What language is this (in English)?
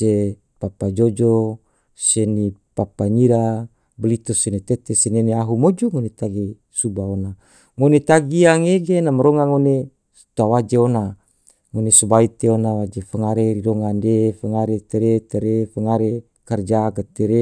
Tidore